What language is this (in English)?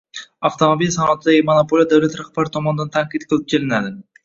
Uzbek